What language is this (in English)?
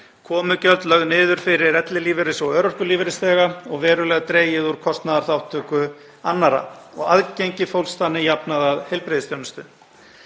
Icelandic